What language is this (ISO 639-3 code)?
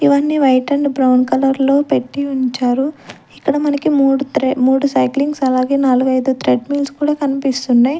tel